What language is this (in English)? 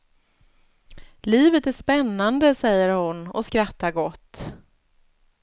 Swedish